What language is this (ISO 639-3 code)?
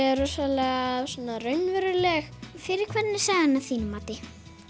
isl